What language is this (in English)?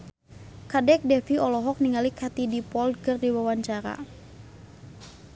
Sundanese